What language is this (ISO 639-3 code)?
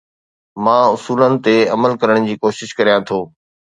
snd